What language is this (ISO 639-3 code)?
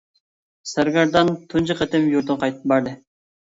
uig